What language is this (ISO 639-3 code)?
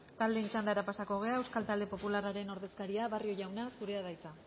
eus